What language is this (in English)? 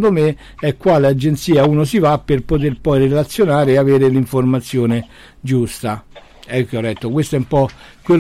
Italian